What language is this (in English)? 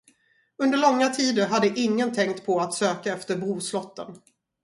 Swedish